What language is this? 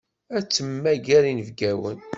Kabyle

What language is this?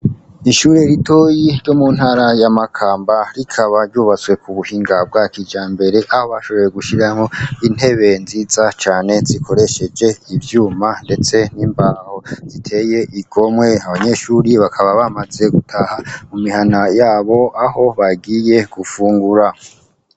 Rundi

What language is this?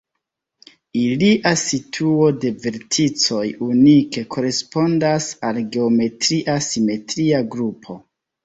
Esperanto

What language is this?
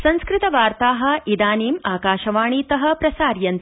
Sanskrit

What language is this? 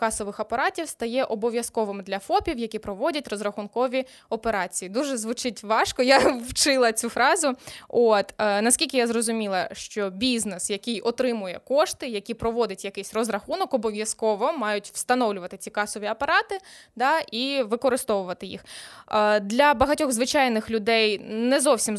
Ukrainian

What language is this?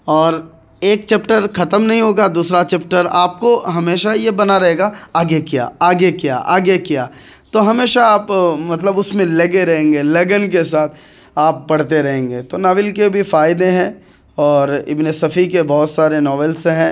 Urdu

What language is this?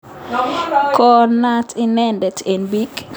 Kalenjin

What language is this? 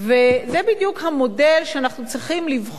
Hebrew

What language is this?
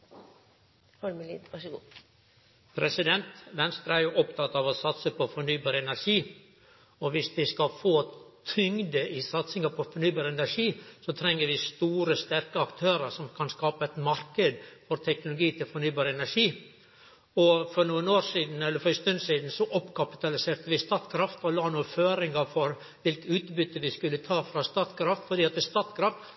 Norwegian Nynorsk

